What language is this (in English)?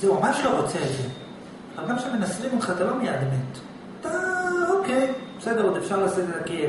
Hebrew